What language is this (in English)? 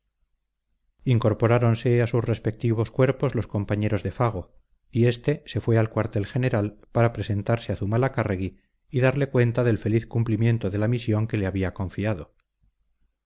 Spanish